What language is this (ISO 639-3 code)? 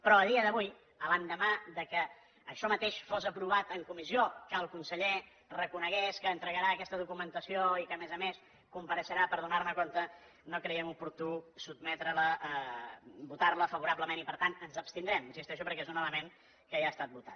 cat